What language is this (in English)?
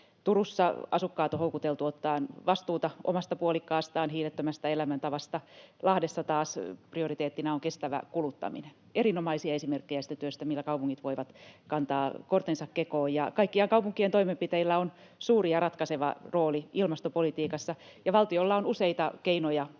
Finnish